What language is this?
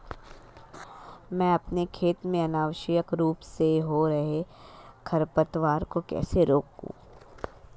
Hindi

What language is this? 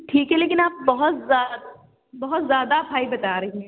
Urdu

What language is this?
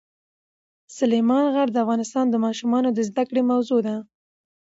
Pashto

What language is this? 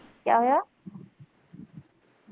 Punjabi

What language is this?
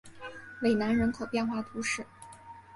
Chinese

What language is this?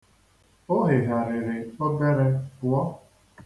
Igbo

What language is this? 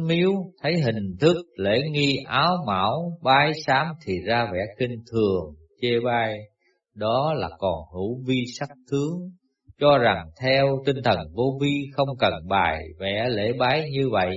Vietnamese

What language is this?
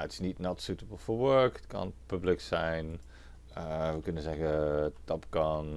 Dutch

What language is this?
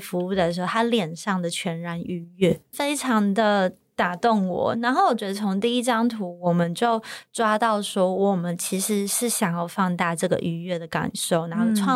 Chinese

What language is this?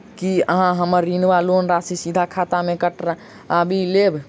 Maithili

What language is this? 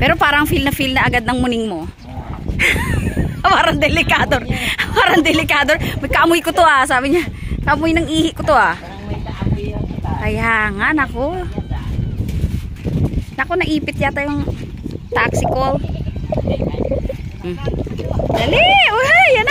Filipino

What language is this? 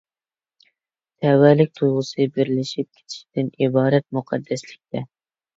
Uyghur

